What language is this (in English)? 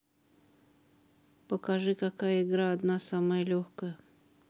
Russian